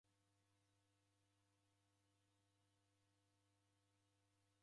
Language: Taita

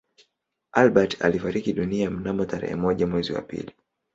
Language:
Swahili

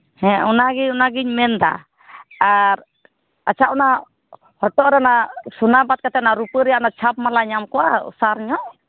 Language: Santali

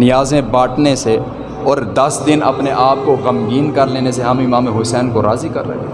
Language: Urdu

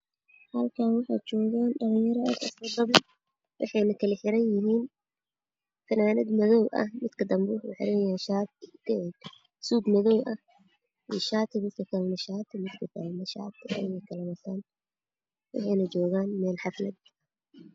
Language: Somali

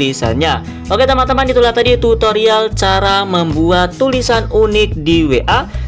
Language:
Indonesian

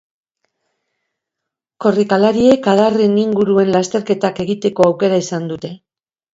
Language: Basque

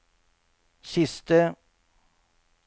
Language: Norwegian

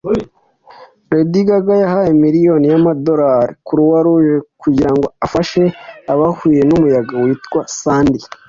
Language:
Kinyarwanda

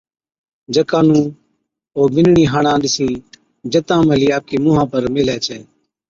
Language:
Od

